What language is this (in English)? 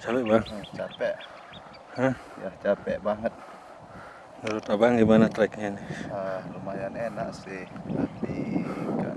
Indonesian